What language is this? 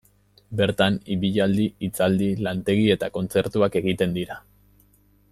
Basque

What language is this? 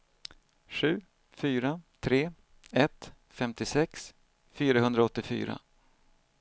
Swedish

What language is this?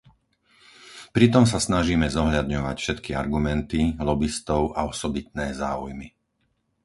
Slovak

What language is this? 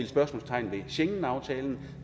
Danish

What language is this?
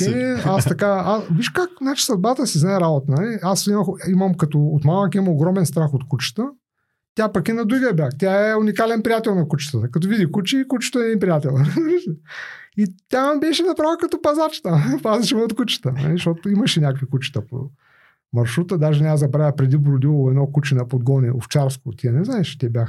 Bulgarian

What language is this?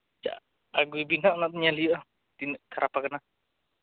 Santali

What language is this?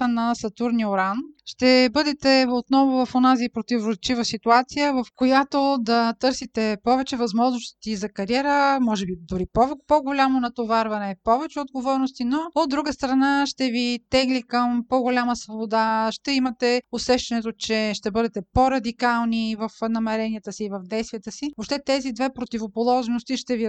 Bulgarian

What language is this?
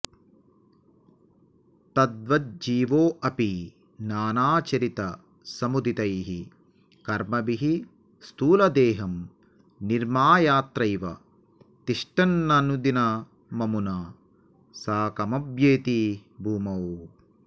Sanskrit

